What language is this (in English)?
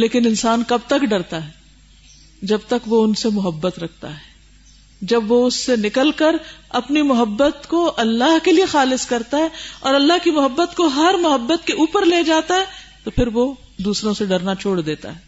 Urdu